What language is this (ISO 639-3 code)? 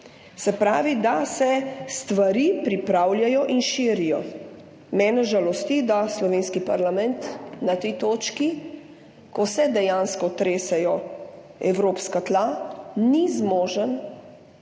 slv